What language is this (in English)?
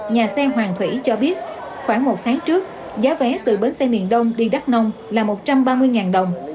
Vietnamese